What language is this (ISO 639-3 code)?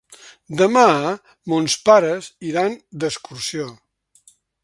cat